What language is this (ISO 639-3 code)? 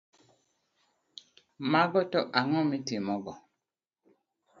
luo